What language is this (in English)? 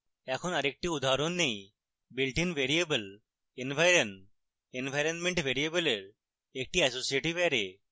Bangla